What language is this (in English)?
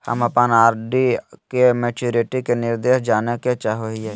Magahi